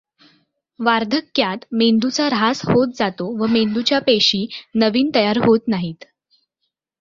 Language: Marathi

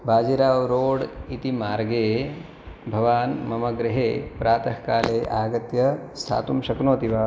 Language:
Sanskrit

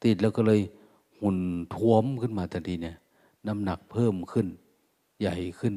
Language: Thai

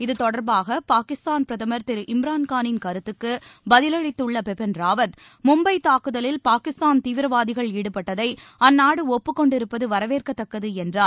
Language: Tamil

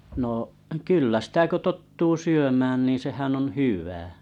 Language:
Finnish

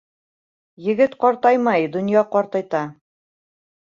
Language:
Bashkir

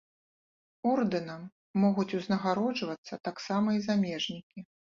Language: Belarusian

